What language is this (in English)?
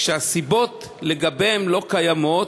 Hebrew